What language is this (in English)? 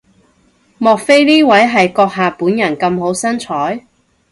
Cantonese